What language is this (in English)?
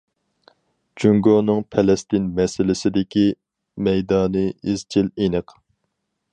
Uyghur